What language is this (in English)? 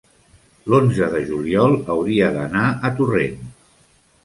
Catalan